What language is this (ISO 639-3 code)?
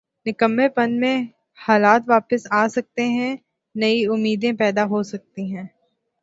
urd